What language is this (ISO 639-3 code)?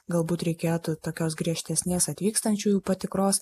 lit